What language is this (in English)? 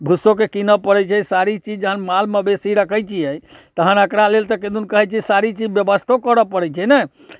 Maithili